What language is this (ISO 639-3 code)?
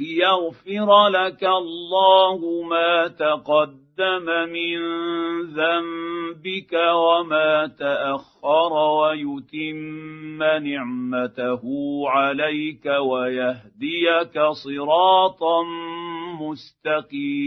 ara